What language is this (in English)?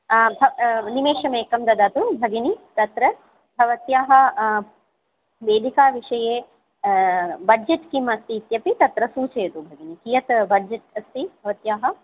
Sanskrit